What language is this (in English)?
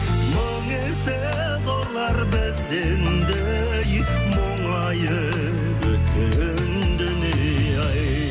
Kazakh